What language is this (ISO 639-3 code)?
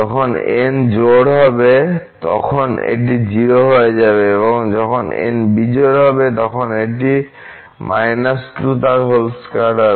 ben